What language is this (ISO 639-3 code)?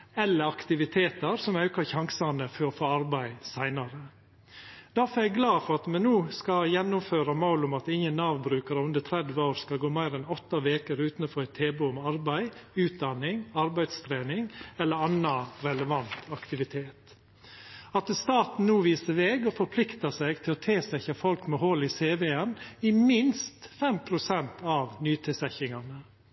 nno